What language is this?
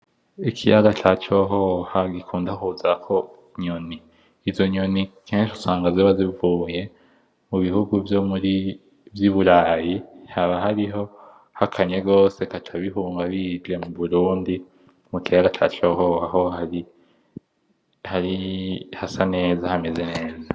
Rundi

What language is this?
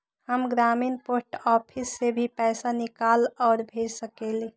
Magahi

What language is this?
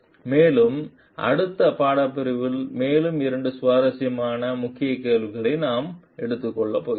Tamil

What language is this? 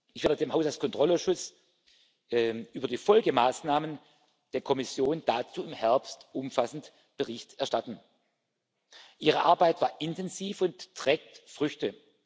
German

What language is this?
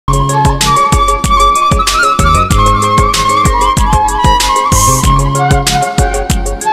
Bangla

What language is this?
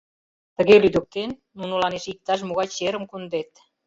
Mari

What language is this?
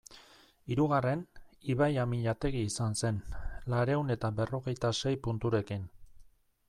Basque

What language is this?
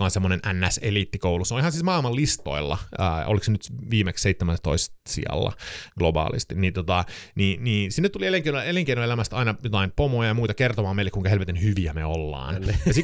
Finnish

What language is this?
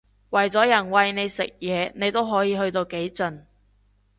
Cantonese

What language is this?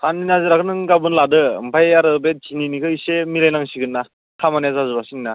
Bodo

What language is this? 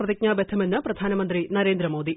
Malayalam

